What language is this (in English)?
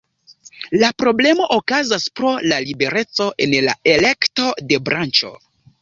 Esperanto